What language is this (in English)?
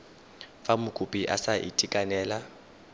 Tswana